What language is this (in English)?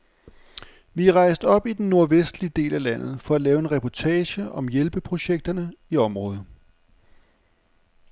Danish